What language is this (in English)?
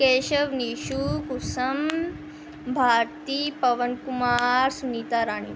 Punjabi